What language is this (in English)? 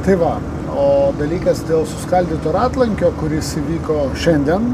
Lithuanian